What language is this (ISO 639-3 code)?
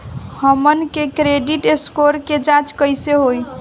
bho